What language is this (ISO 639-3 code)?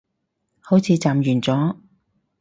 yue